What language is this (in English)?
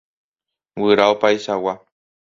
Guarani